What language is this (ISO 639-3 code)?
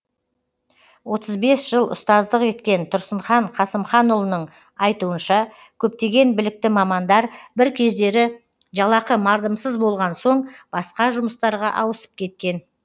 kaz